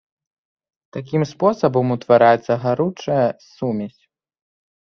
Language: Belarusian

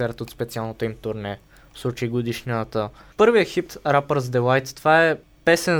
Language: Bulgarian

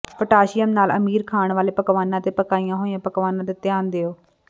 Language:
Punjabi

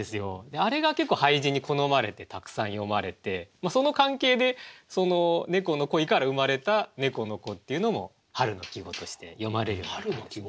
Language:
Japanese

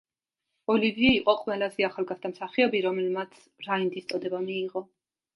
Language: Georgian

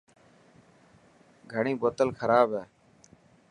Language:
Dhatki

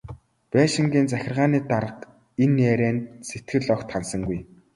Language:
Mongolian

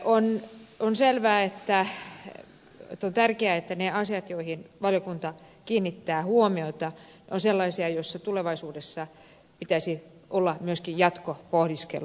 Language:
Finnish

